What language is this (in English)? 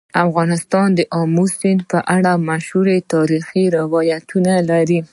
Pashto